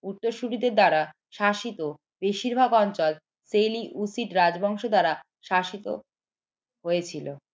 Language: Bangla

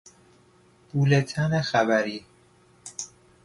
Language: Persian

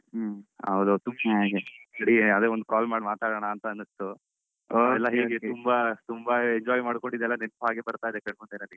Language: Kannada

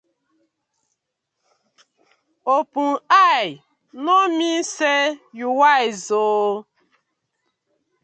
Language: Nigerian Pidgin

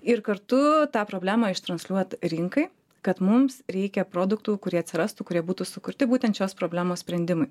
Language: Lithuanian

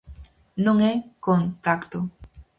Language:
Galician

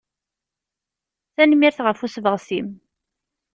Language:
Kabyle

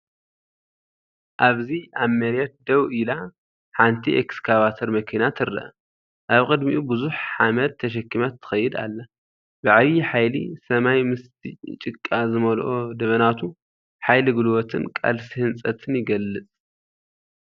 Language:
Tigrinya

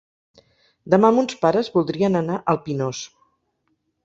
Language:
Catalan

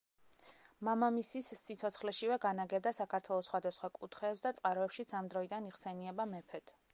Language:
Georgian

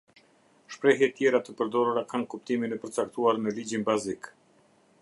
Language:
Albanian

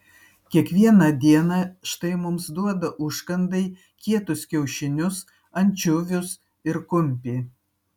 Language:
Lithuanian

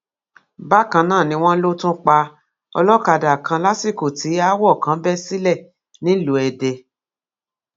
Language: Yoruba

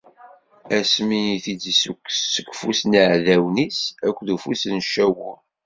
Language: Kabyle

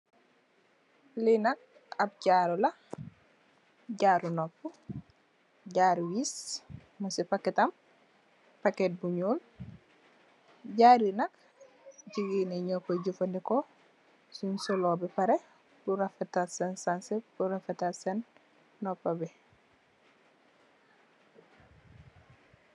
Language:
Wolof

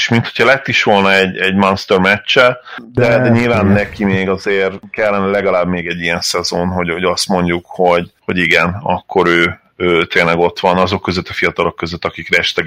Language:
Hungarian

